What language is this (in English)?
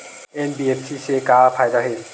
Chhattisgarhi